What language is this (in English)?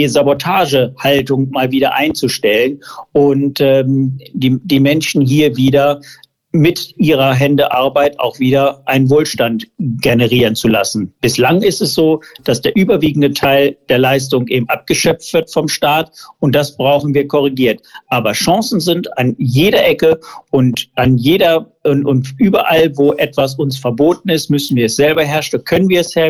German